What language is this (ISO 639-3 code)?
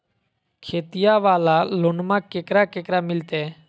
mag